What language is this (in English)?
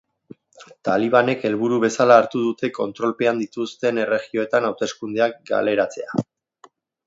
Basque